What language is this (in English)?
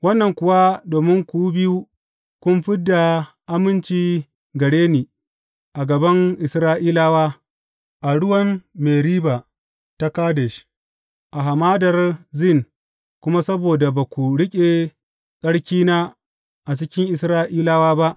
Hausa